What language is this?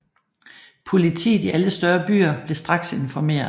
Danish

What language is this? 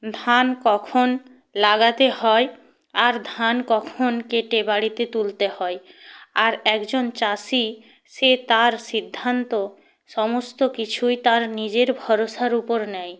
Bangla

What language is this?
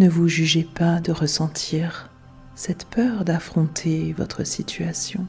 French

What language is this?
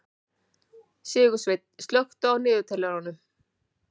Icelandic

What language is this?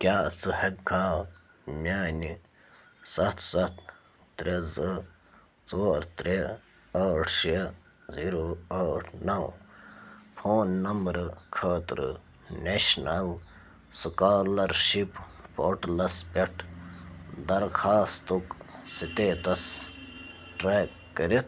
Kashmiri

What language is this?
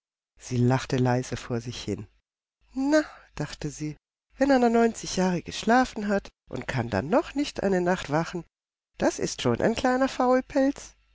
German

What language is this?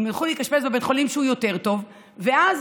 Hebrew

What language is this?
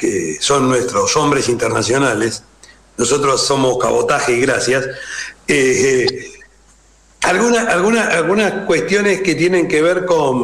Spanish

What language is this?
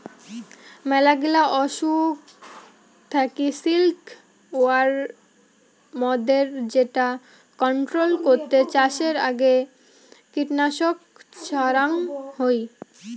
Bangla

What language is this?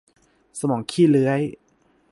Thai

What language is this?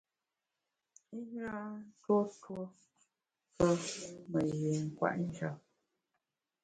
Bamun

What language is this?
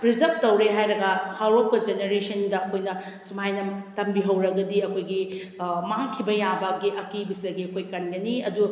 Manipuri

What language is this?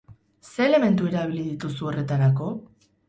Basque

